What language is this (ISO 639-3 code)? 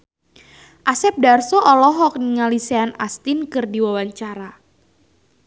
sun